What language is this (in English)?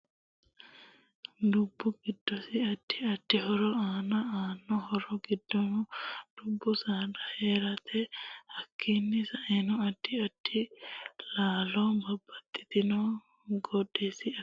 Sidamo